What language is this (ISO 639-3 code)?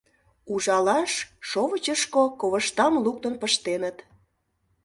chm